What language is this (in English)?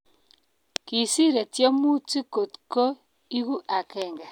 Kalenjin